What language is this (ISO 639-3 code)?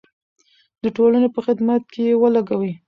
pus